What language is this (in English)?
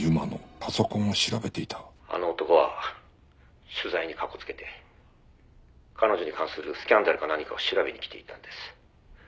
Japanese